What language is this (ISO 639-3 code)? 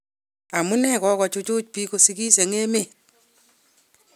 kln